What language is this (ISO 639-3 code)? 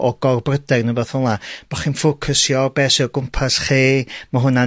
cym